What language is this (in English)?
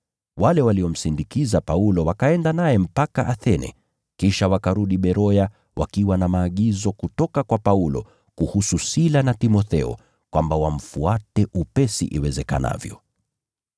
Swahili